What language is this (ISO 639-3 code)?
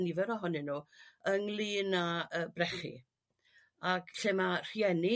cym